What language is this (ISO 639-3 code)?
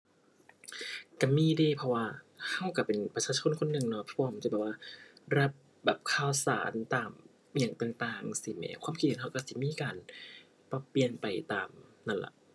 tha